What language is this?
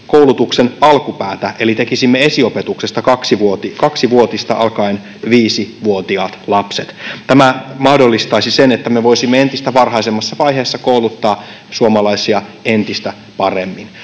Finnish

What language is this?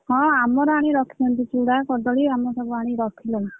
Odia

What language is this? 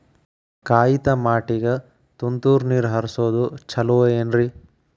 Kannada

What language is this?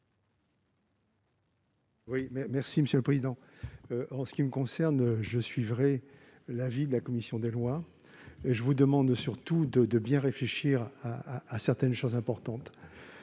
French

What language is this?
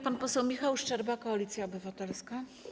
Polish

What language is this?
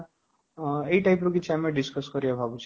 Odia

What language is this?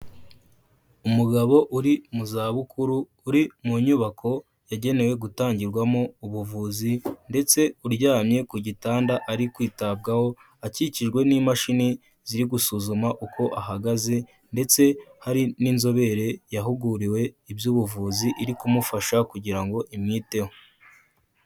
Kinyarwanda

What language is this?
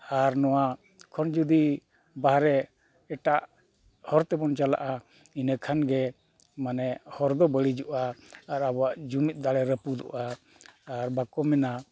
Santali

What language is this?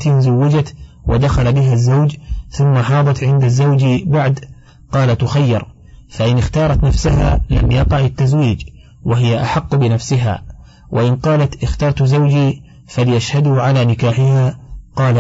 Arabic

